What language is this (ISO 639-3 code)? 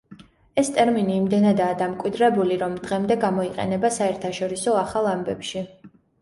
kat